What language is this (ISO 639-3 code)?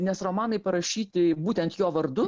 lit